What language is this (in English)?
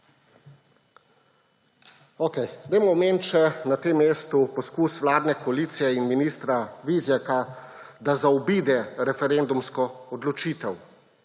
Slovenian